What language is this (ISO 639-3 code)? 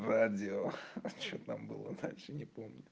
rus